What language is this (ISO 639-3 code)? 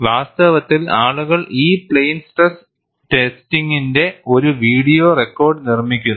mal